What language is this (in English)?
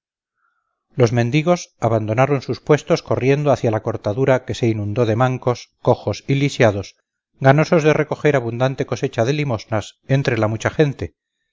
Spanish